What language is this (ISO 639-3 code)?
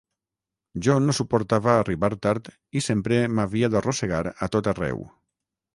cat